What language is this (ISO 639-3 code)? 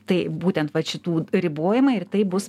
lit